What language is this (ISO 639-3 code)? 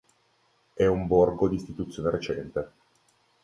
ita